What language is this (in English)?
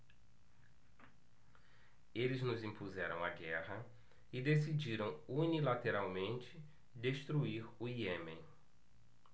Portuguese